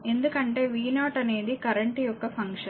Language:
Telugu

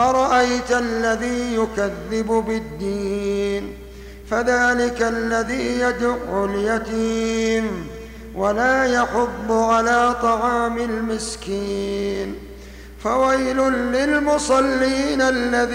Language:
Arabic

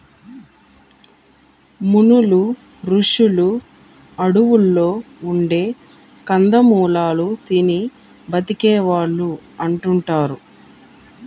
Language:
Telugu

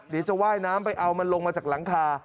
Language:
Thai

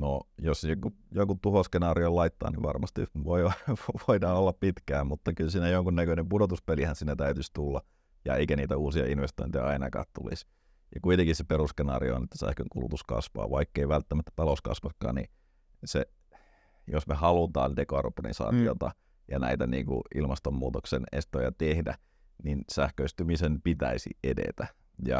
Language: Finnish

